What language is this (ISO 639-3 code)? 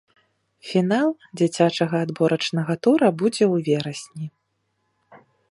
bel